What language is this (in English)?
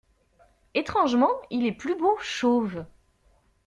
French